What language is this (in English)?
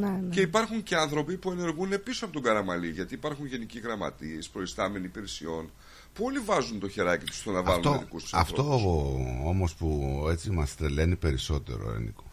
Greek